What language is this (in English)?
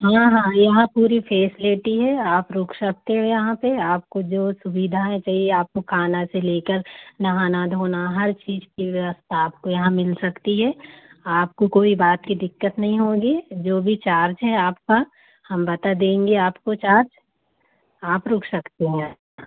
Hindi